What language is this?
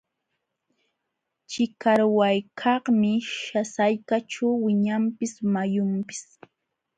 Jauja Wanca Quechua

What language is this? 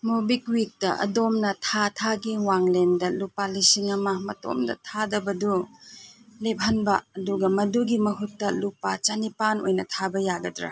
Manipuri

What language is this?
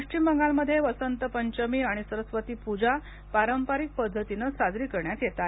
Marathi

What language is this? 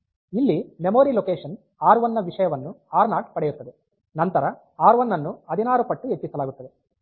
Kannada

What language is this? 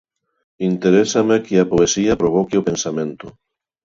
Galician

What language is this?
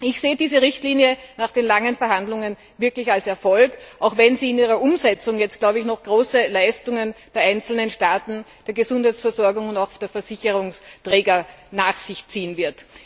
German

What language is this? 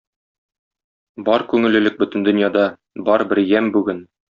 Tatar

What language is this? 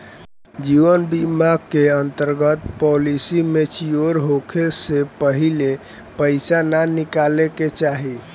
Bhojpuri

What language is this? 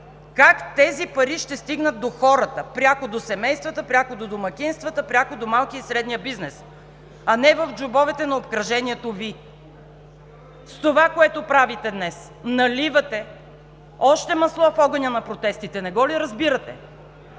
Bulgarian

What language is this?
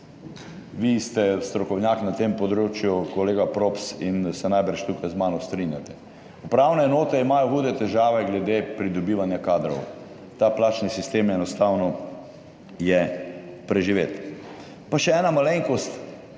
Slovenian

